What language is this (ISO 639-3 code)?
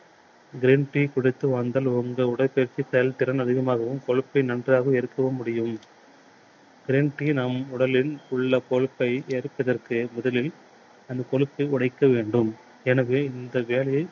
tam